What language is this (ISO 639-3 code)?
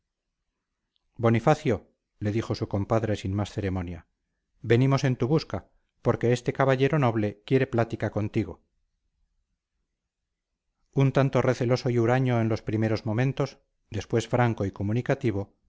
spa